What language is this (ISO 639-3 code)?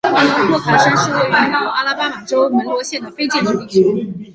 zho